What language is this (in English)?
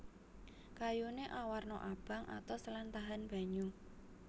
Javanese